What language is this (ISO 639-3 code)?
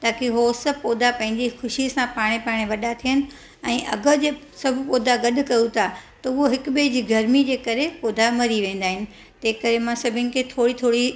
snd